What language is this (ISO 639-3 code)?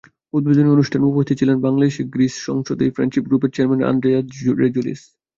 ben